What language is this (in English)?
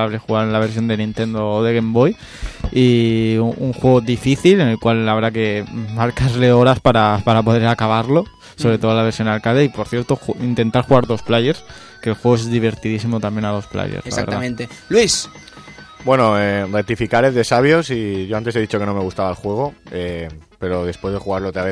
Spanish